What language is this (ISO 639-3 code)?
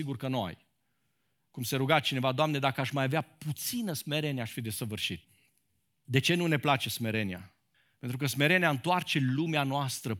ron